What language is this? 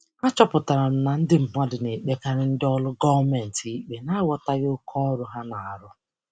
Igbo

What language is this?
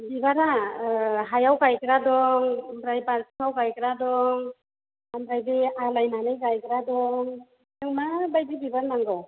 Bodo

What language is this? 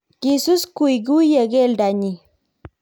Kalenjin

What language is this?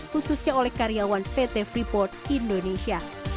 Indonesian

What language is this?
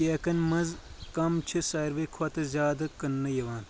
Kashmiri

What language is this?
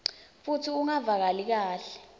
Swati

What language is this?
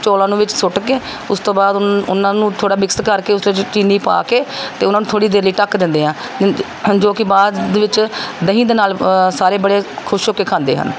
Punjabi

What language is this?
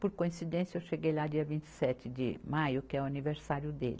Portuguese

